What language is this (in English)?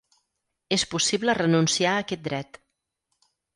Catalan